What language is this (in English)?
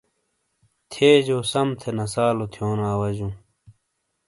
Shina